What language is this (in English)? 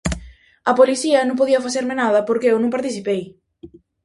Galician